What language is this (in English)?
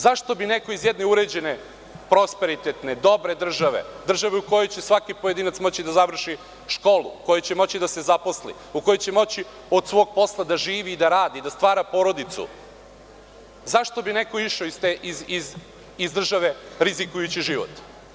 Serbian